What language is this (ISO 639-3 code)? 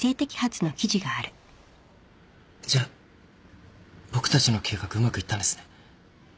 jpn